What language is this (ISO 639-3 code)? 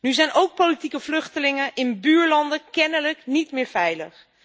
nld